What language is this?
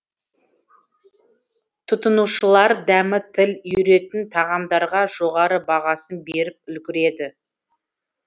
Kazakh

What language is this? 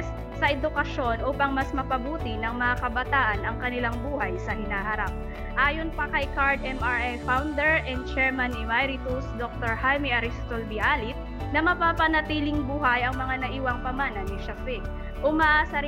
Filipino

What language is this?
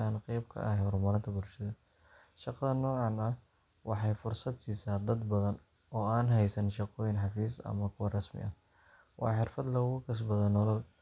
Somali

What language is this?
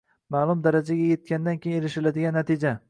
Uzbek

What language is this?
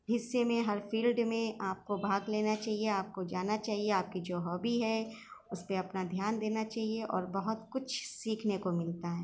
Urdu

